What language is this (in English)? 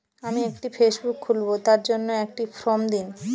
Bangla